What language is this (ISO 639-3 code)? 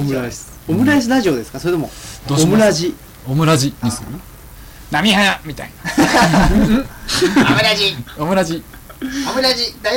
jpn